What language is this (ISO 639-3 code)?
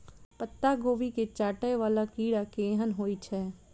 mai